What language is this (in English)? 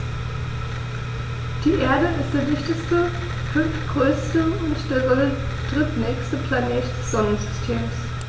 German